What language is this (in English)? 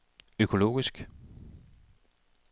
Danish